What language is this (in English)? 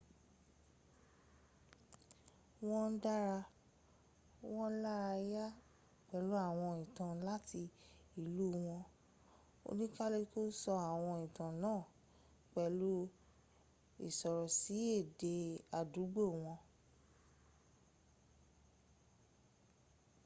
Yoruba